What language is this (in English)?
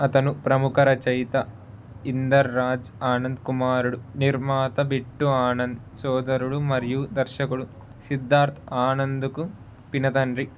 Telugu